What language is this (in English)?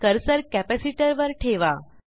Marathi